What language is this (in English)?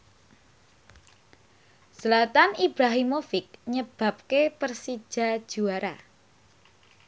Javanese